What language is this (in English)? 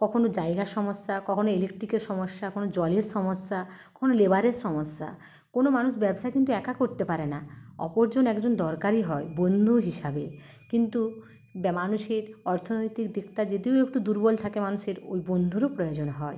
Bangla